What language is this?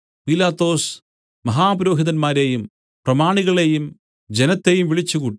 Malayalam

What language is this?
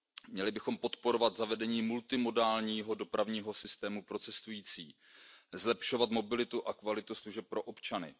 Czech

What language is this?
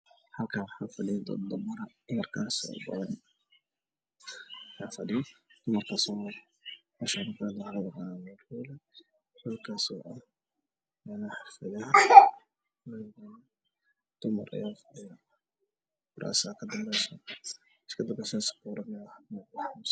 Somali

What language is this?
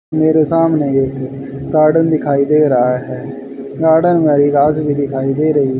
Hindi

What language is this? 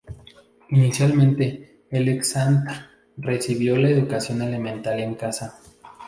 Spanish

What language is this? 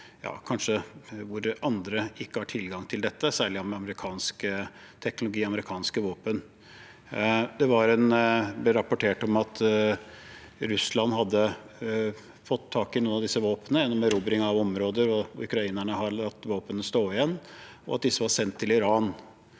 Norwegian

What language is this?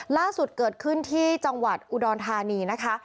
Thai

